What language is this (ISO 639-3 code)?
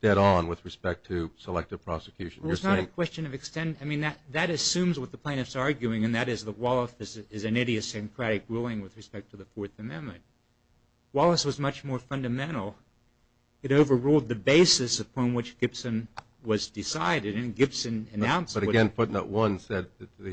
eng